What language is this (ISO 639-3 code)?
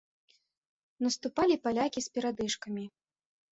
bel